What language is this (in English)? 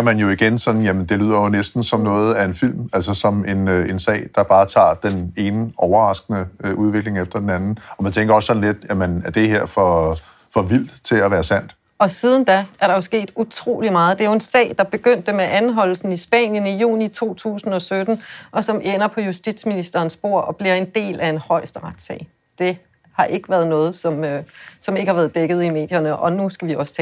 Danish